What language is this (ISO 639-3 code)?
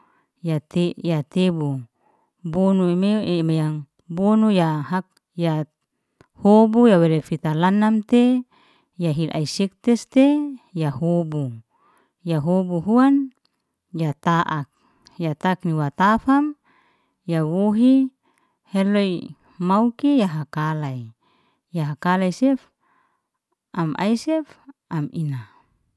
ste